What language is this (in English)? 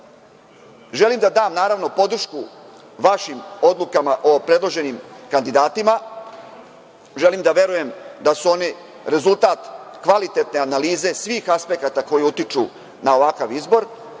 Serbian